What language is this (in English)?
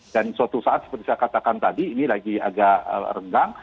Indonesian